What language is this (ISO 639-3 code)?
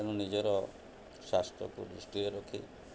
ori